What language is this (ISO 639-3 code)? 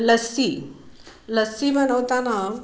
mar